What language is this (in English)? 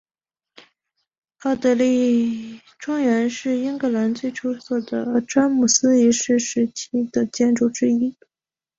Chinese